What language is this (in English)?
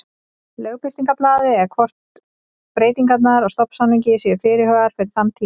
Icelandic